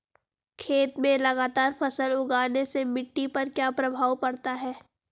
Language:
Hindi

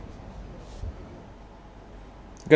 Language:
Vietnamese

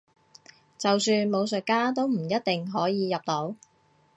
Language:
Cantonese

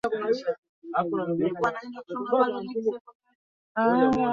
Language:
Swahili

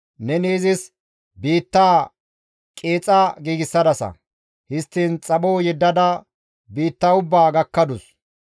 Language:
Gamo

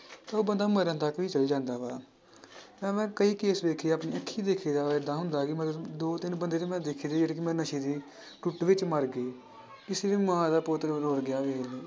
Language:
Punjabi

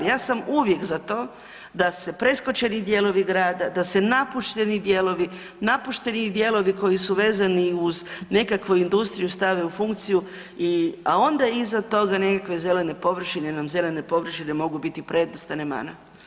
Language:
Croatian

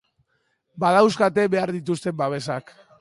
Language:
Basque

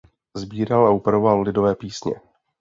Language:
Czech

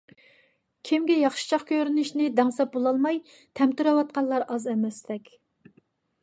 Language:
Uyghur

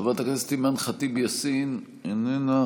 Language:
Hebrew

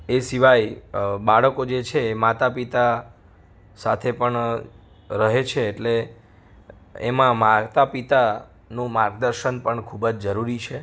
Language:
Gujarati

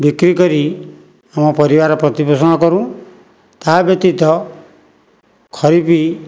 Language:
Odia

